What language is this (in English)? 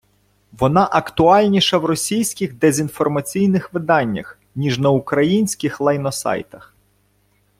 Ukrainian